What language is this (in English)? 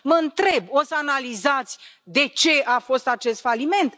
Romanian